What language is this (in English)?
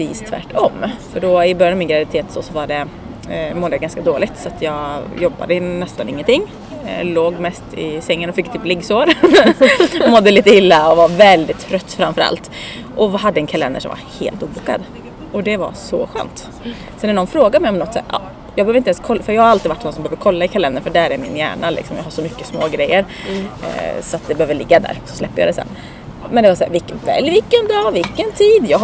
Swedish